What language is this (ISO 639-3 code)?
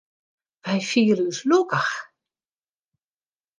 fry